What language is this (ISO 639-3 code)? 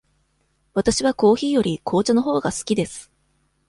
jpn